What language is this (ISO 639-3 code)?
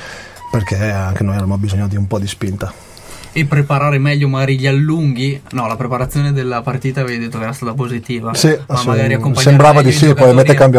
ita